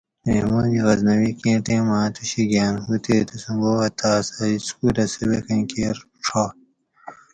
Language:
Gawri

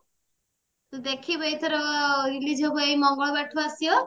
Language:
Odia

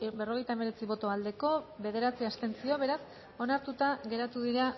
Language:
Basque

